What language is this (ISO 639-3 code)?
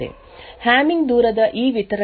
kan